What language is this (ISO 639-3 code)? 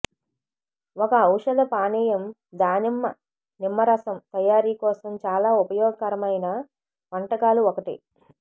tel